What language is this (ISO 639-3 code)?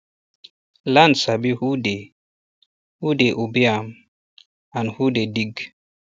pcm